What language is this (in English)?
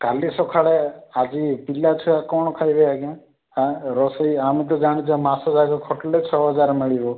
Odia